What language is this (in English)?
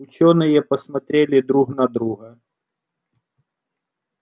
Russian